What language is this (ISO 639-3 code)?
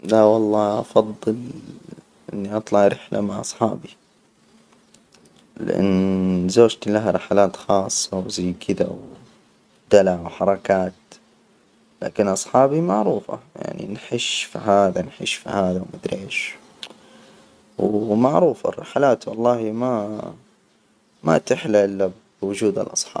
acw